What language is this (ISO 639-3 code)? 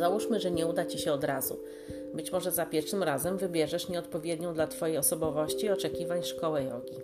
pol